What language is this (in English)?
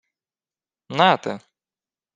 Ukrainian